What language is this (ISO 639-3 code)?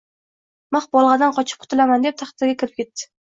uzb